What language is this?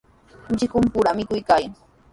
Sihuas Ancash Quechua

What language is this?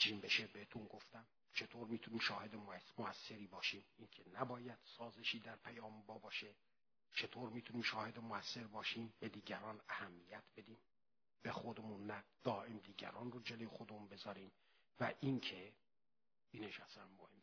Persian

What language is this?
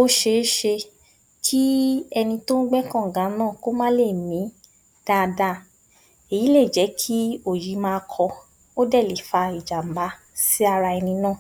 Yoruba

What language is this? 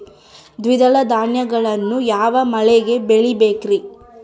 Kannada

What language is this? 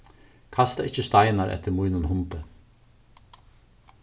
Faroese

